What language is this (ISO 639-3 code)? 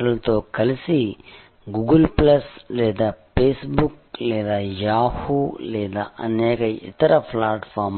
tel